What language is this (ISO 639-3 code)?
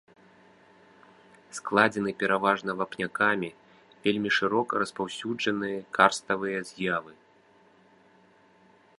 bel